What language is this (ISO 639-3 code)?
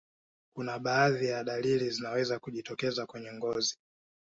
swa